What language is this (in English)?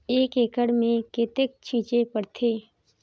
Chhattisgarhi